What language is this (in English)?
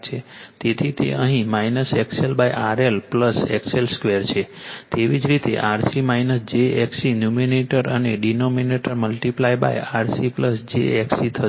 Gujarati